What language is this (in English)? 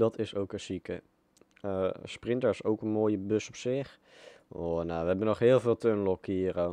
Dutch